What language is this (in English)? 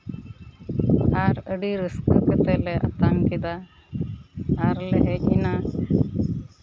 Santali